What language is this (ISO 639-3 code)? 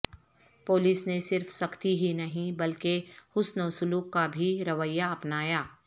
urd